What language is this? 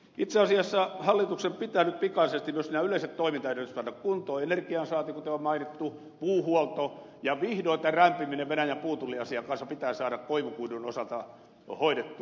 Finnish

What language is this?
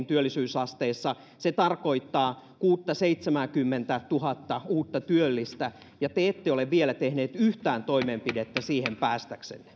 Finnish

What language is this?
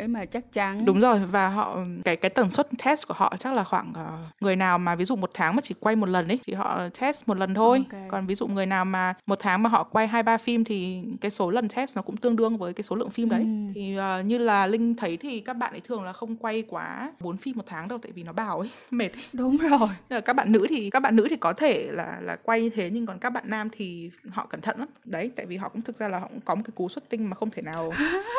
Vietnamese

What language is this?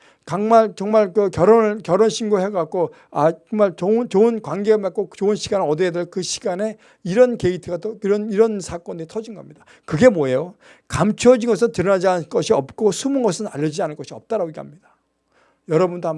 Korean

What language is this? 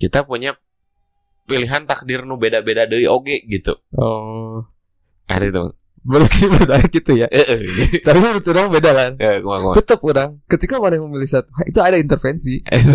Indonesian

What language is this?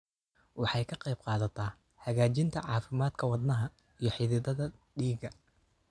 Somali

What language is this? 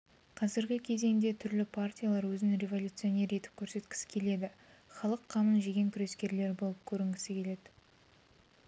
Kazakh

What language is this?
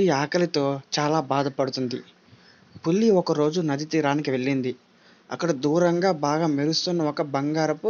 Thai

